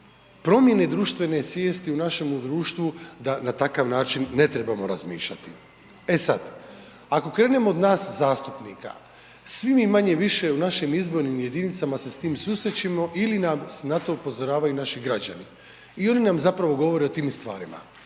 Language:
Croatian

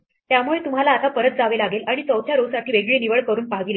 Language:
Marathi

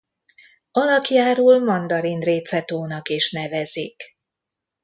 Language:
Hungarian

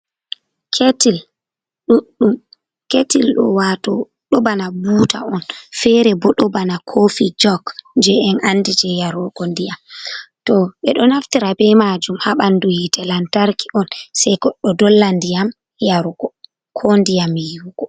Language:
Fula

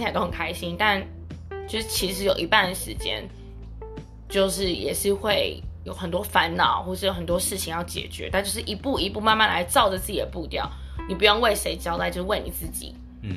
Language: Chinese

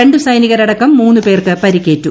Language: Malayalam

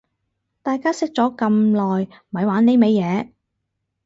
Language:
Cantonese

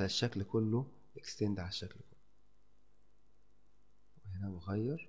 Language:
Arabic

